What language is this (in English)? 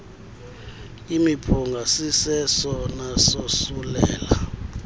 Xhosa